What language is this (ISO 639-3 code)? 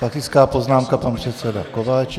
ces